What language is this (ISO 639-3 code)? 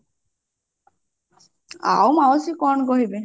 ori